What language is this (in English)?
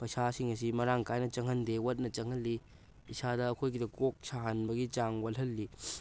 Manipuri